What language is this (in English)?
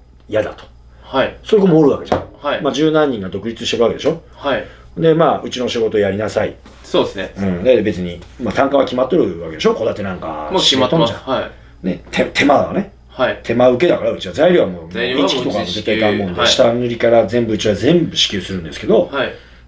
Japanese